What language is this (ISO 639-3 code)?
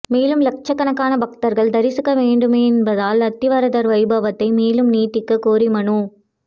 tam